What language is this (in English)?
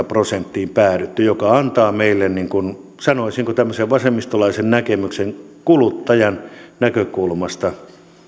Finnish